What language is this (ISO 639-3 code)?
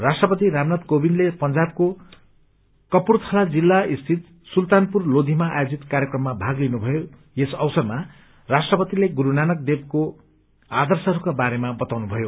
nep